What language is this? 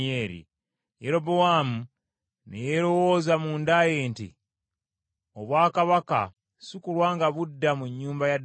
Ganda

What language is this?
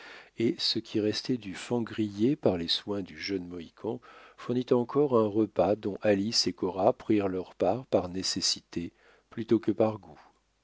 French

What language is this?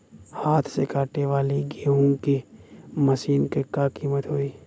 Bhojpuri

